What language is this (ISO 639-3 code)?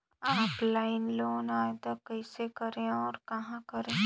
hne